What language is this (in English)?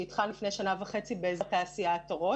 Hebrew